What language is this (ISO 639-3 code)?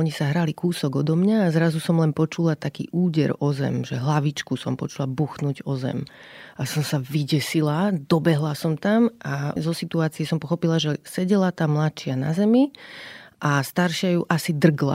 slk